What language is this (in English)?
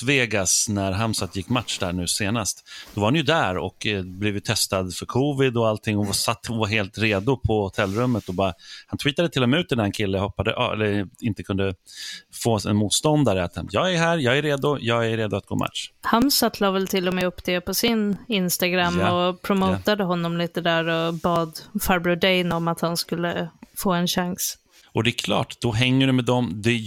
Swedish